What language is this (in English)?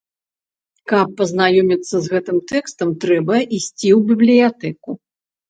Belarusian